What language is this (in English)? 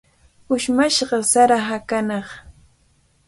Cajatambo North Lima Quechua